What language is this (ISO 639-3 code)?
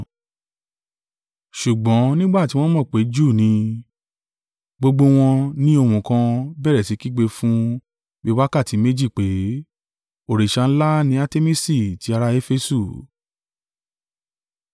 yor